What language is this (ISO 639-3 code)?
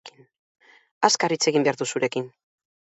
eus